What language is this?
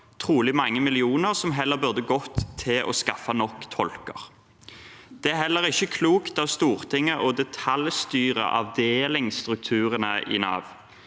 Norwegian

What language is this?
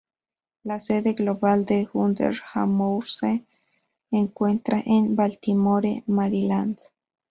Spanish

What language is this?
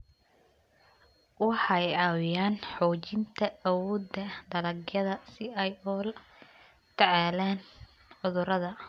Somali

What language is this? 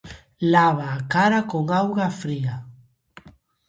Galician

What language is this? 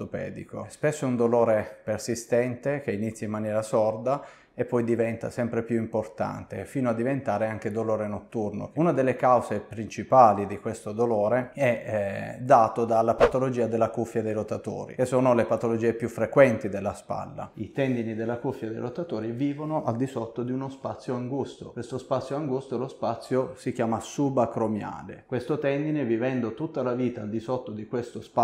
Italian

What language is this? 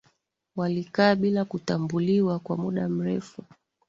Swahili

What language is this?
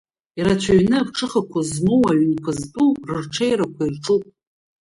Abkhazian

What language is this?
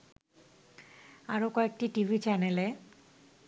Bangla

